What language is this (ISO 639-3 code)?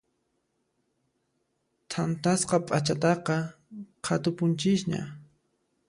qxp